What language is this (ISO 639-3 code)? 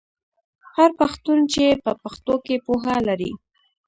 pus